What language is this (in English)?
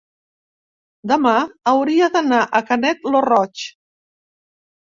Catalan